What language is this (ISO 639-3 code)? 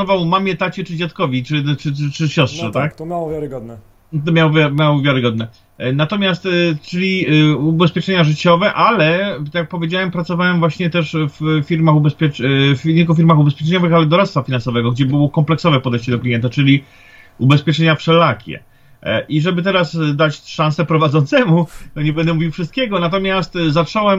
pol